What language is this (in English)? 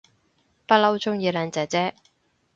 Cantonese